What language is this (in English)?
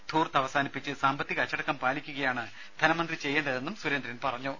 Malayalam